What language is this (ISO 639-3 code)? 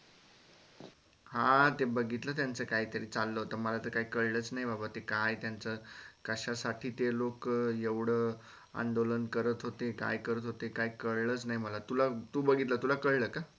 mar